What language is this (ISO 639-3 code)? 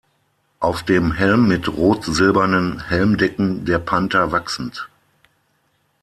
deu